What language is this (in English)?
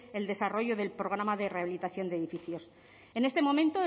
Spanish